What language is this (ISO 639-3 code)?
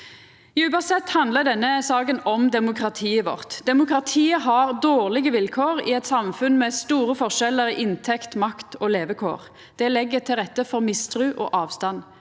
nor